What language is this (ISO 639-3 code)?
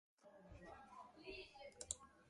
slv